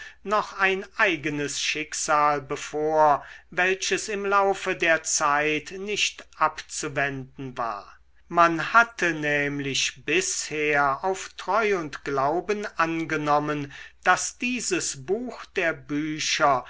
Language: German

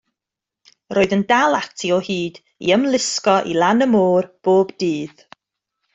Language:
Welsh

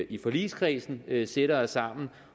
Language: Danish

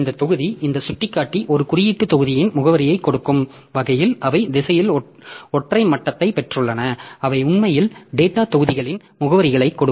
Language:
Tamil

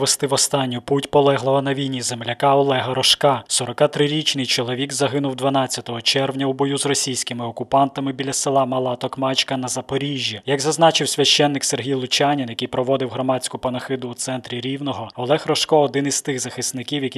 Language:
Ukrainian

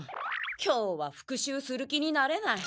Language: Japanese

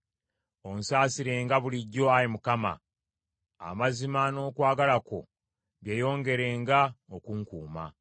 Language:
Ganda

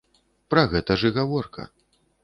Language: Belarusian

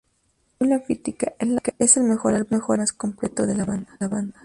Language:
Spanish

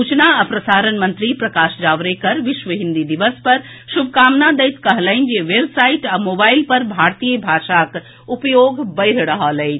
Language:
Maithili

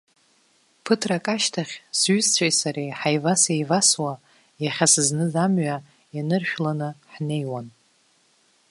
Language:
Abkhazian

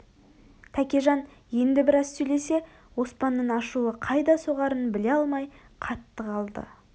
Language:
Kazakh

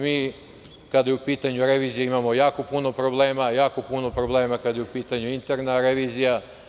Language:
Serbian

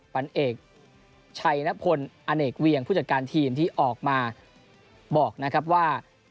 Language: Thai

